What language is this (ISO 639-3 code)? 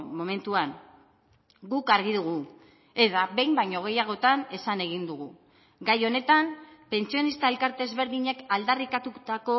eus